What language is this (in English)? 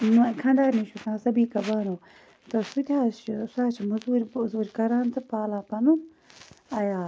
Kashmiri